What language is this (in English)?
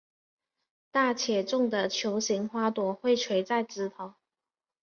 Chinese